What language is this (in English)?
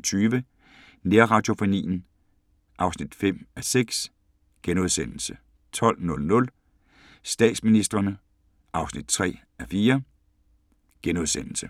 Danish